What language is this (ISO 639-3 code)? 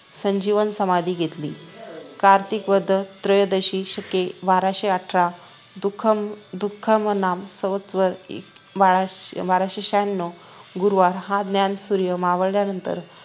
mar